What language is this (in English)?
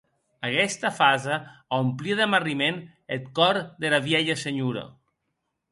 Occitan